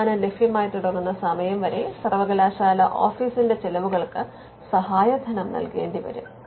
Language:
Malayalam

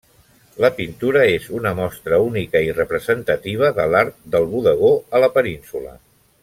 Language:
Catalan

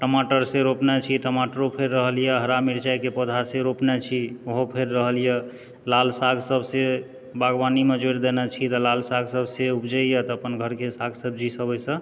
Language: Maithili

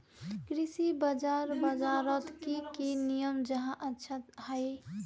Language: Magahi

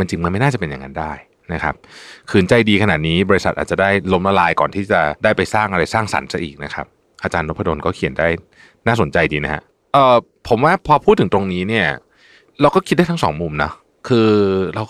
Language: Thai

